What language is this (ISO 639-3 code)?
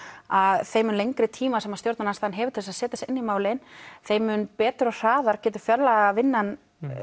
isl